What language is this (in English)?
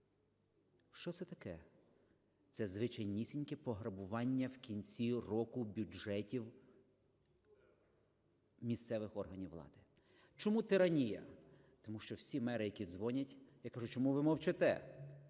Ukrainian